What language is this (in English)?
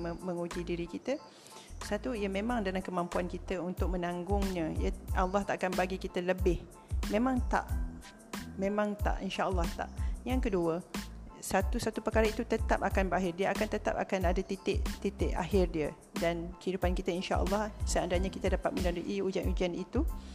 Malay